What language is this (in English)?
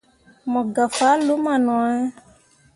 Mundang